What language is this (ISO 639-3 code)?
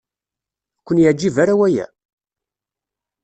kab